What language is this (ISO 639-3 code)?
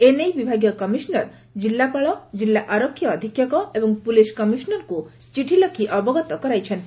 ori